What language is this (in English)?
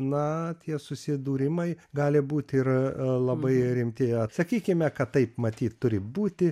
Lithuanian